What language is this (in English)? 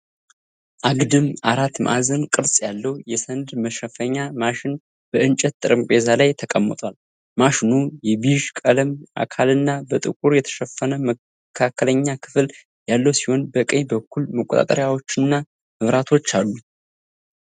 Amharic